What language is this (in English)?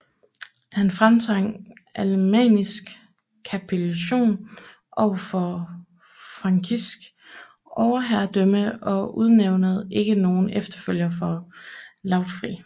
Danish